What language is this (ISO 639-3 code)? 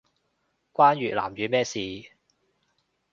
yue